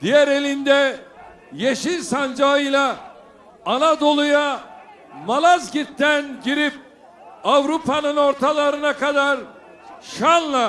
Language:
Turkish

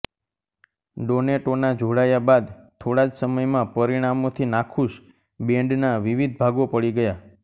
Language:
Gujarati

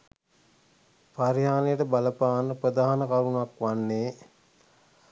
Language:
Sinhala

